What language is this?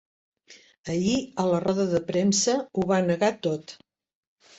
Catalan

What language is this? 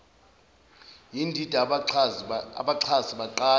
Zulu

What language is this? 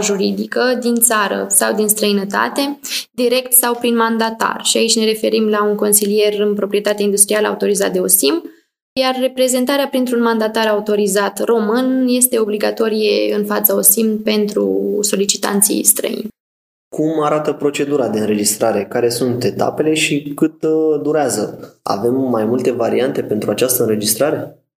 Romanian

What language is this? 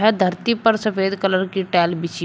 Hindi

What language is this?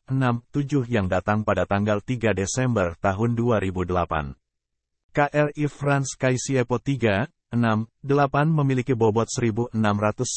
Indonesian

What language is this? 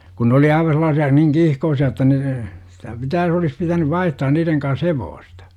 Finnish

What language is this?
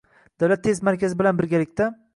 Uzbek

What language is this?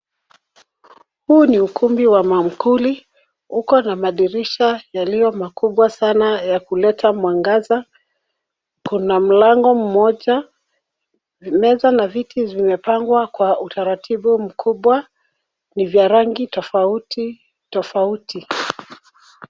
Swahili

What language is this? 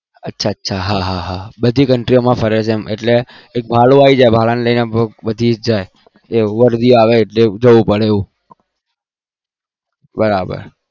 Gujarati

